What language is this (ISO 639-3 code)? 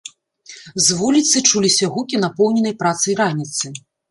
bel